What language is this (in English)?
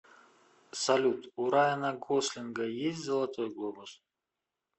Russian